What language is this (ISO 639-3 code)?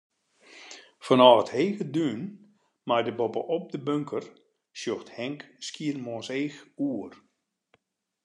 fry